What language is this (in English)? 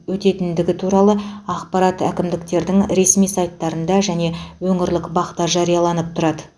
Kazakh